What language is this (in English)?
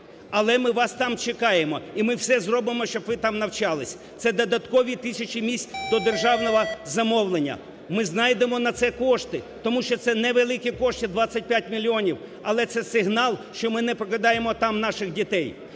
Ukrainian